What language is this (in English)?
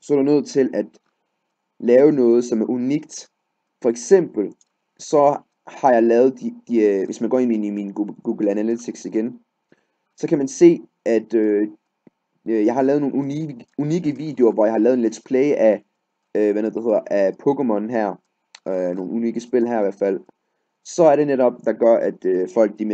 Danish